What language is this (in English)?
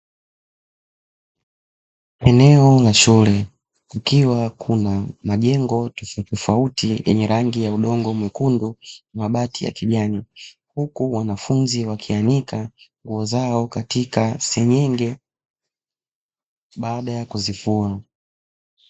Swahili